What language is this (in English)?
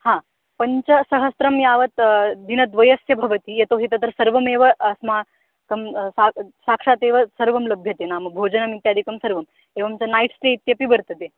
Sanskrit